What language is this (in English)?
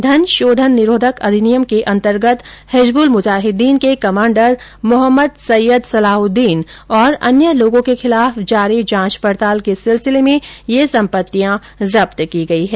Hindi